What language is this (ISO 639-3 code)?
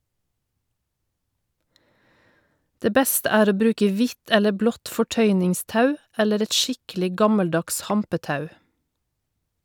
nor